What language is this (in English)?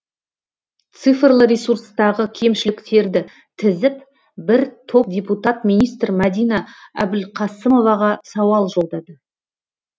Kazakh